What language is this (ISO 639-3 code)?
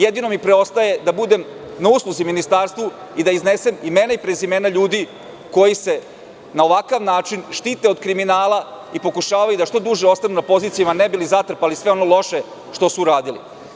srp